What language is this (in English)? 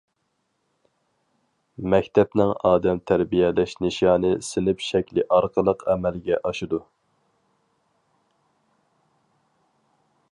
Uyghur